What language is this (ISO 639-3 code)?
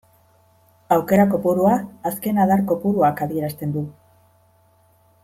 eus